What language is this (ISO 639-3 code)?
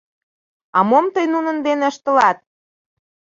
chm